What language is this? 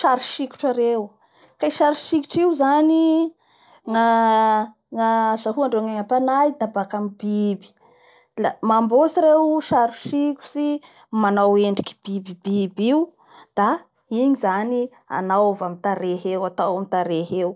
Bara Malagasy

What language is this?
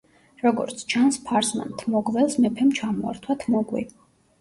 Georgian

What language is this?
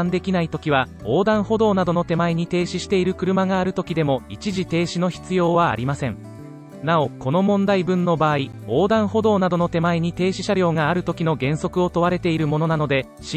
Japanese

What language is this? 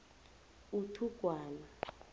South Ndebele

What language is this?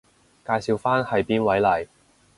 Cantonese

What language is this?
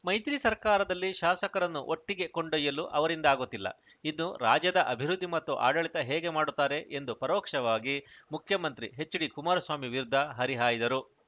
Kannada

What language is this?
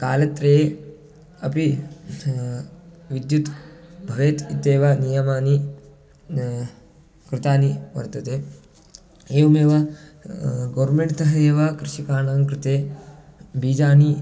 Sanskrit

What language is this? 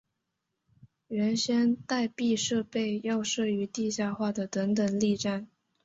Chinese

